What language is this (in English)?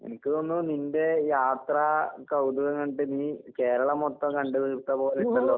Malayalam